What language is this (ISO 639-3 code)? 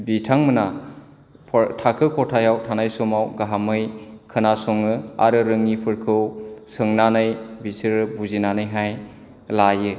brx